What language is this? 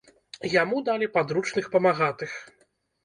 Belarusian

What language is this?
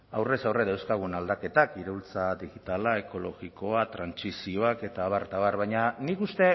Basque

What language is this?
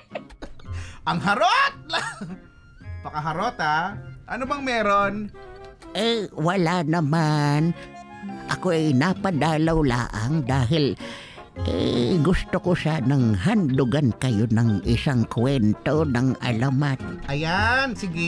Filipino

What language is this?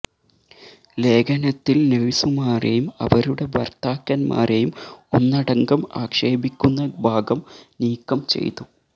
Malayalam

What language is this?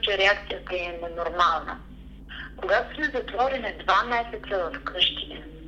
Bulgarian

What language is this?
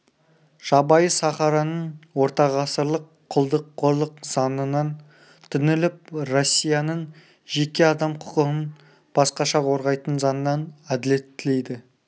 Kazakh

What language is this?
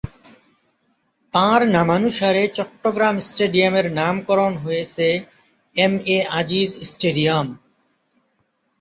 Bangla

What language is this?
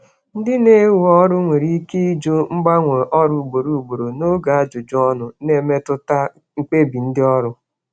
Igbo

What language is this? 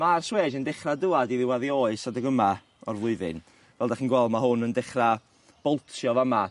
Welsh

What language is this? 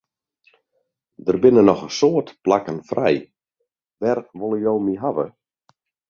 Western Frisian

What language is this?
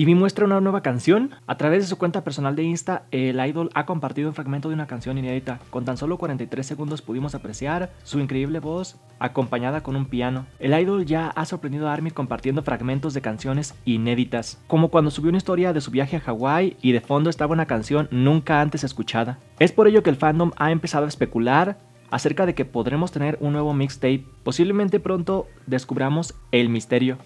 Spanish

